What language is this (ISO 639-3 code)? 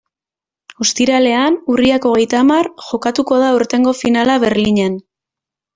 eus